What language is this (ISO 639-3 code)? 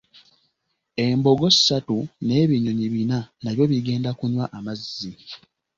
lug